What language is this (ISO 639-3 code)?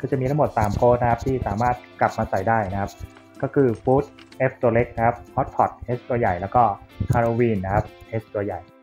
tha